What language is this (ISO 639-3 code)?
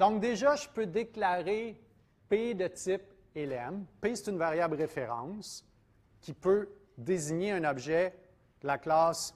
fra